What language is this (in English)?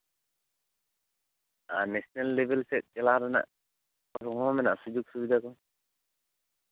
Santali